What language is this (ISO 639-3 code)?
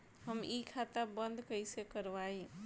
bho